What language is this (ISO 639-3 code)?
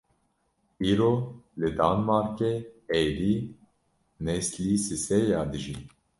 kur